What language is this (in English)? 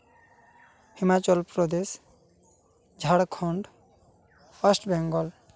Santali